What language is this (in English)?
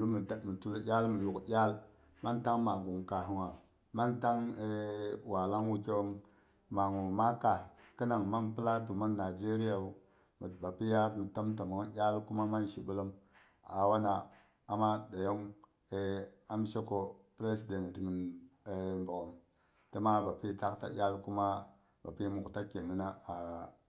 Boghom